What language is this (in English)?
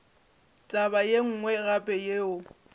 Northern Sotho